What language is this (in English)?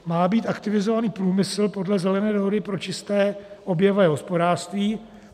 Czech